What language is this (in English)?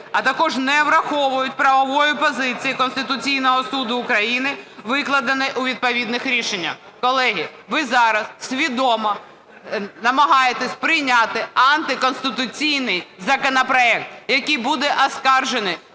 Ukrainian